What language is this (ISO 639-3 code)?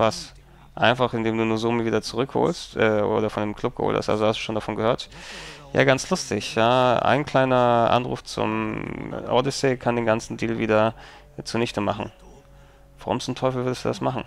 deu